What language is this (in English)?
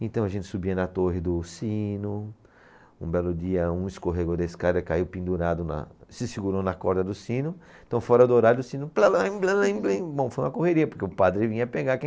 Portuguese